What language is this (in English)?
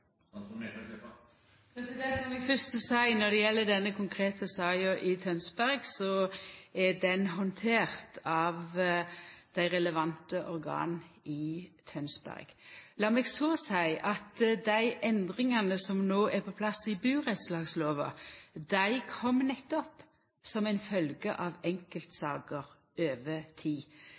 Norwegian Nynorsk